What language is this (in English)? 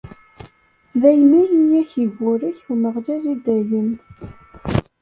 Kabyle